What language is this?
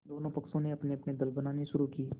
Hindi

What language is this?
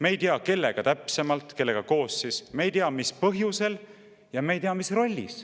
Estonian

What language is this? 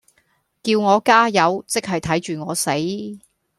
Cantonese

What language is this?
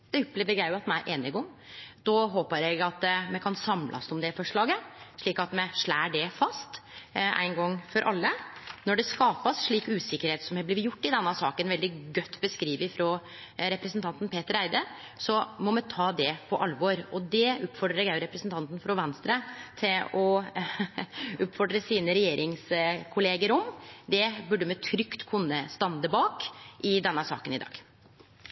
Norwegian Nynorsk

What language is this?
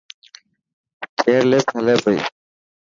Dhatki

